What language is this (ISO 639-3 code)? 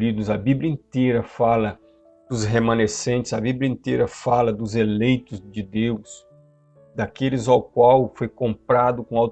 por